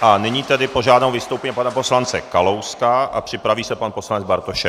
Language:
Czech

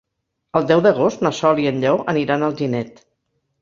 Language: Catalan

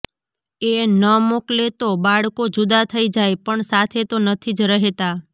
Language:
Gujarati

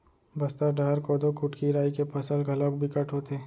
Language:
Chhattisgarhi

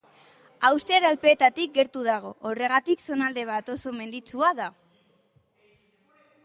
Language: Basque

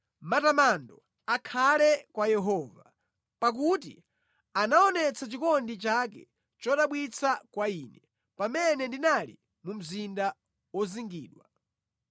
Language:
Nyanja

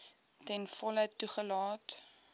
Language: Afrikaans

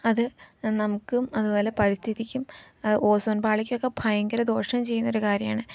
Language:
Malayalam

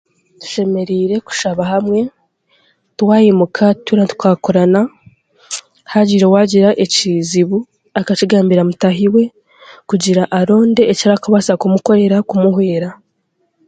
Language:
Chiga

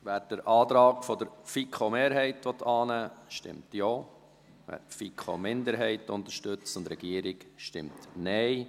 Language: Swiss German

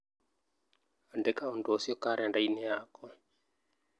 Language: Kikuyu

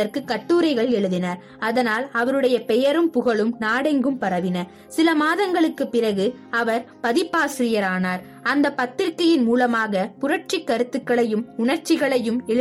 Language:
Tamil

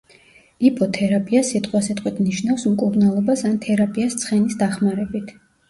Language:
Georgian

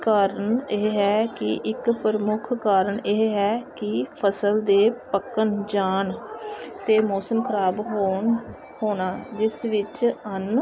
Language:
Punjabi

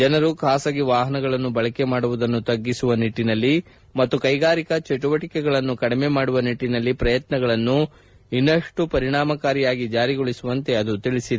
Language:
Kannada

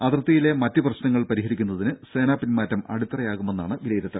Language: Malayalam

